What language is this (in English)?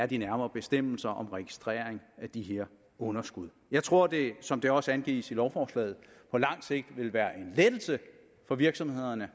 Danish